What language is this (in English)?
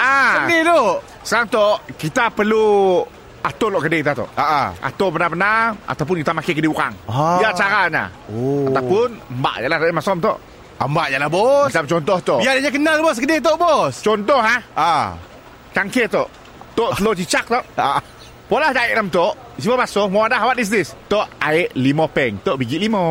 Malay